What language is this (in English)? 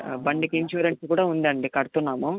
Telugu